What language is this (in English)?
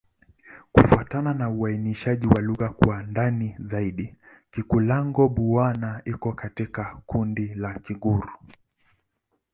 Swahili